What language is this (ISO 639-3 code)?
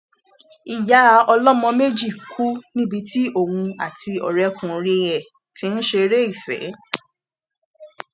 yor